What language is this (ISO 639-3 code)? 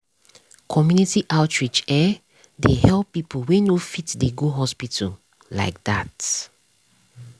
pcm